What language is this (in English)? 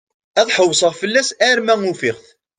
Kabyle